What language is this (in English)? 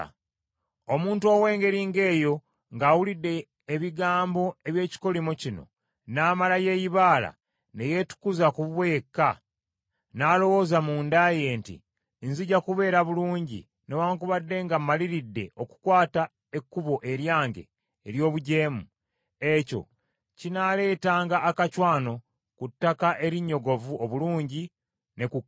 Ganda